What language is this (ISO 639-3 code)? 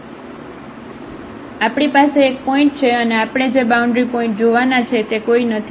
guj